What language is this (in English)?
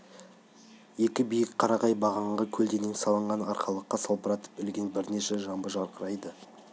Kazakh